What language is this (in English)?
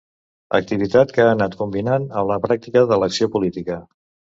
Catalan